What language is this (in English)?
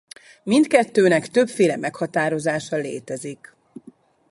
Hungarian